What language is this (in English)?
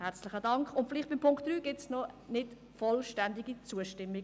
Swiss German